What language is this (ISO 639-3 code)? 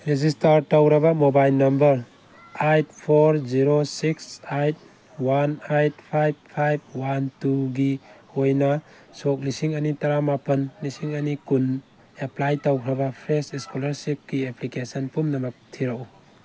mni